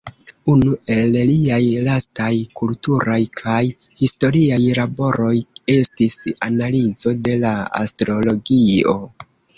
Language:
Esperanto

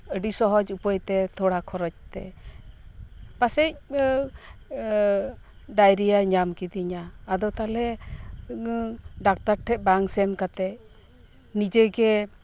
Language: Santali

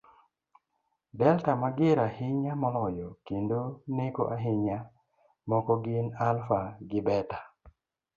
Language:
Luo (Kenya and Tanzania)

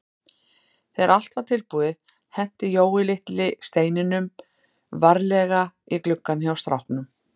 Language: Icelandic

